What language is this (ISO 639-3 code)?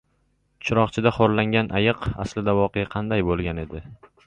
uzb